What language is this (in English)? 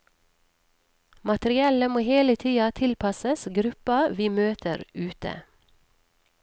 Norwegian